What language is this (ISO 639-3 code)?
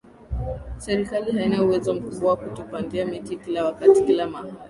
swa